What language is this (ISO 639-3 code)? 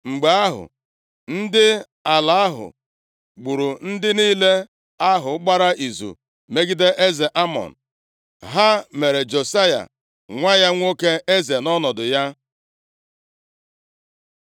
ibo